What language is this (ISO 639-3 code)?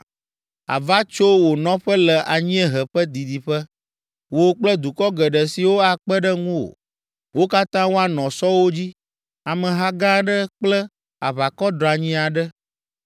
ewe